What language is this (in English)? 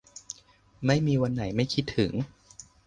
Thai